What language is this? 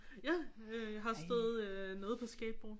Danish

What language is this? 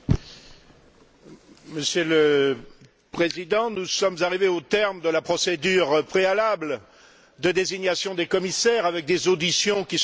French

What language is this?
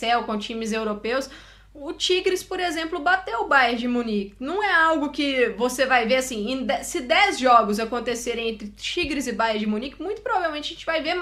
Portuguese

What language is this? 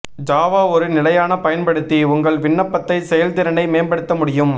Tamil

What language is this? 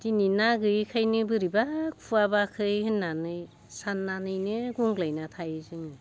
Bodo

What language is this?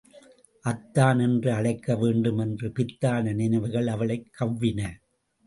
Tamil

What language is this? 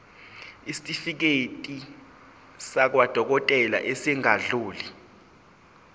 Zulu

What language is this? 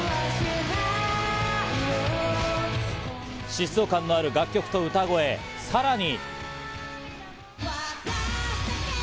Japanese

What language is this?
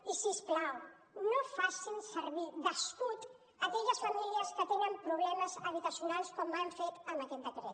Catalan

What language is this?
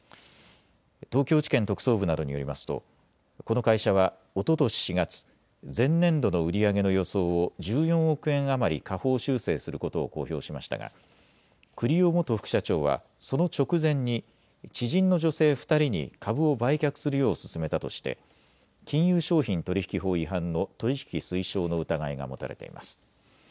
Japanese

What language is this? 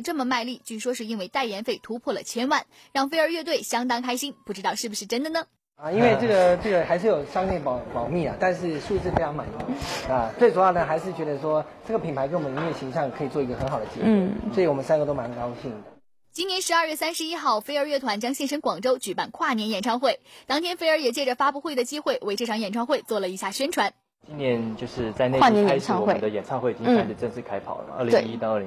Chinese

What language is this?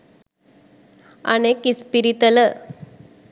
Sinhala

